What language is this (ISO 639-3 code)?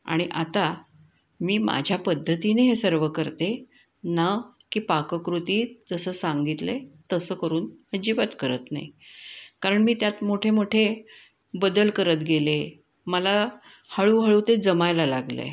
mar